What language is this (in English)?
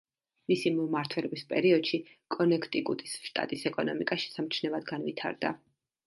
Georgian